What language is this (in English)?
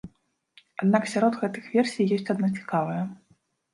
Belarusian